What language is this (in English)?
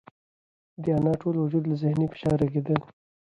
Pashto